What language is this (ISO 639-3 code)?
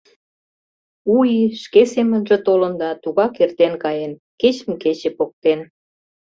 chm